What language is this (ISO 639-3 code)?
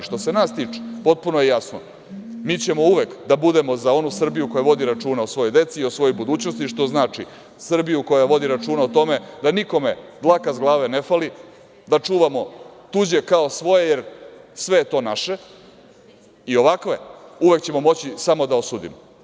srp